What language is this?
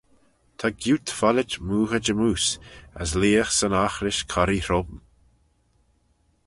Manx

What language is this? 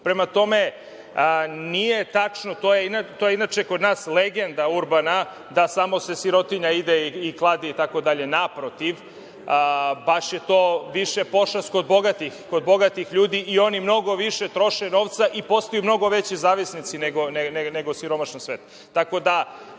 Serbian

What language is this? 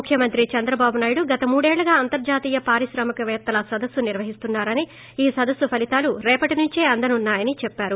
Telugu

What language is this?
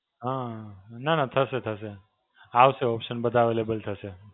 Gujarati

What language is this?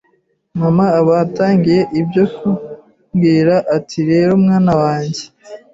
Kinyarwanda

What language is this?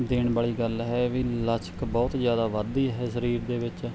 Punjabi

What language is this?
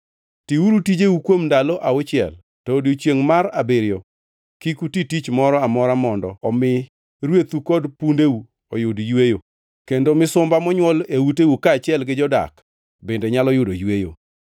Luo (Kenya and Tanzania)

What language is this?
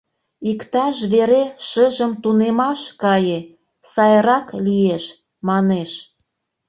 Mari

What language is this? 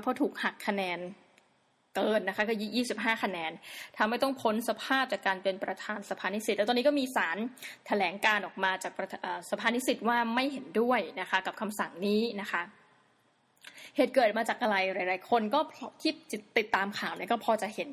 Thai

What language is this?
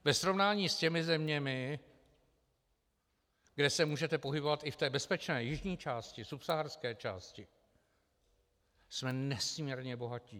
Czech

